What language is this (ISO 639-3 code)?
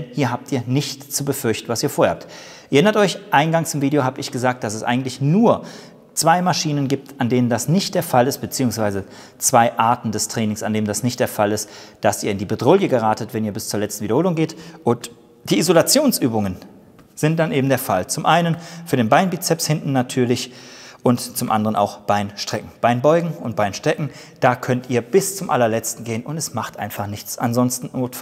deu